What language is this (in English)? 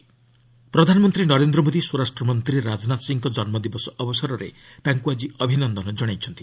Odia